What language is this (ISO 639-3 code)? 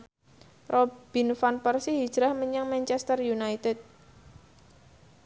jav